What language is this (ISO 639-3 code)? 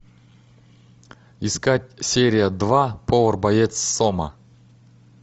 rus